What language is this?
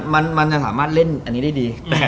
Thai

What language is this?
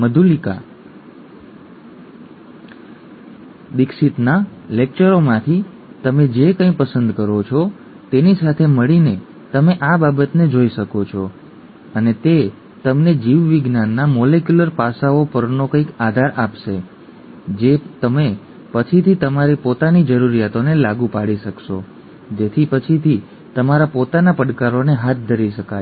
Gujarati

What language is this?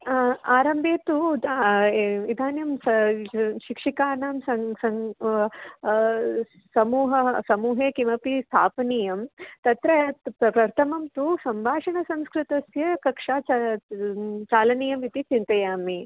Sanskrit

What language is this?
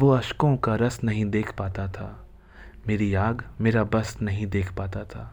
Hindi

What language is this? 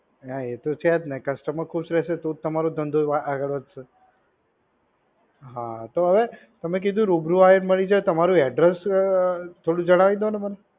Gujarati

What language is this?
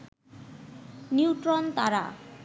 Bangla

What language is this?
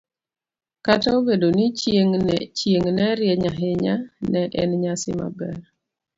Luo (Kenya and Tanzania)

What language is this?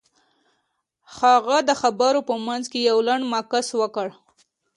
Pashto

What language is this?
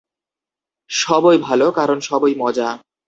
Bangla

